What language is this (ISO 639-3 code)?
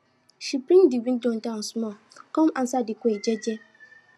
pcm